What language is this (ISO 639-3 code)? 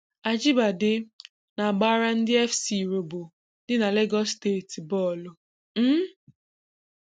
ibo